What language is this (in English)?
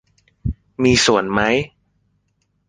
Thai